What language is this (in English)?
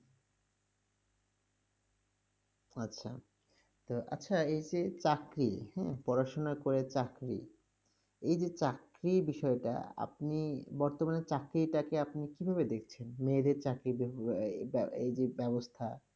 Bangla